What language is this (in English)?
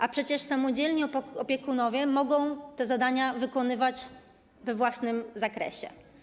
Polish